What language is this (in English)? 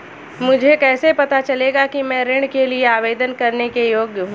Hindi